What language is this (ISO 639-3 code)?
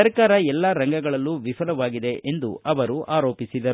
kan